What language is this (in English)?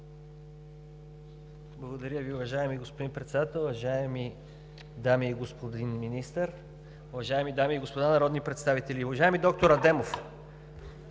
Bulgarian